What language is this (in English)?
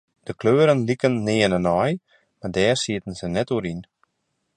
Western Frisian